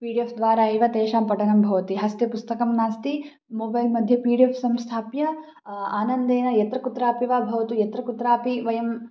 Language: Sanskrit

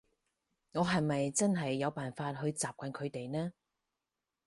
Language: Cantonese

